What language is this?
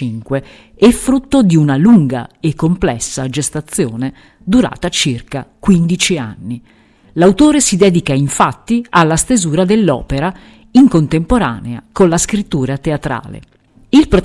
Italian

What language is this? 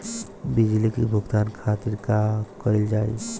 Bhojpuri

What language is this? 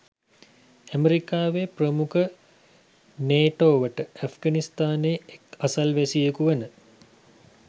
Sinhala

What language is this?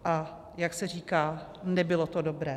Czech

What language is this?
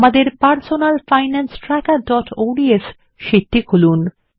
Bangla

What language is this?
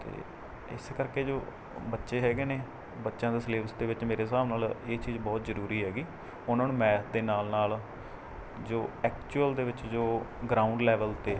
Punjabi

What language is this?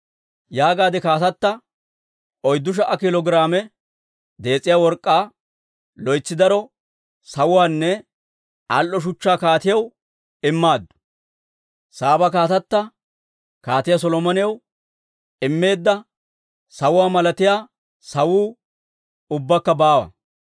Dawro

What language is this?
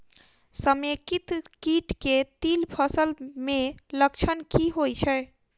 Maithili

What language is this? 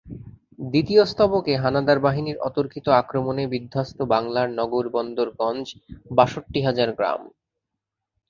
Bangla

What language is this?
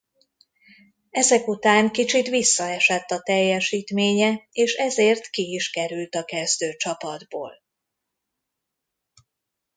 Hungarian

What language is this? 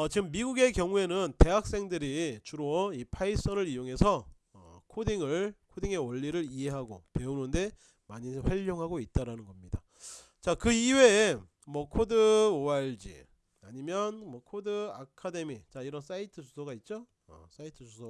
Korean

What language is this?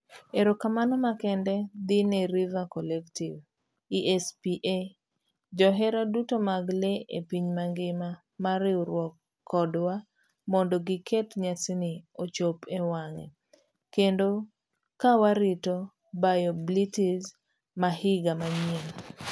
Luo (Kenya and Tanzania)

